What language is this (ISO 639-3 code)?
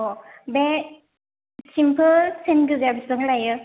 brx